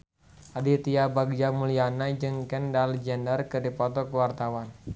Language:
Sundanese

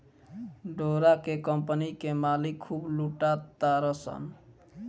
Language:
Bhojpuri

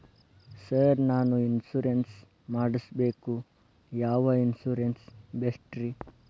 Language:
Kannada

